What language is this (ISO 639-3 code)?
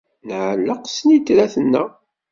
kab